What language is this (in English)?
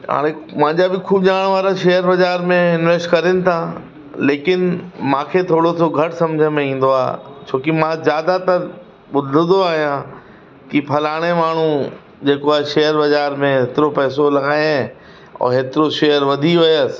Sindhi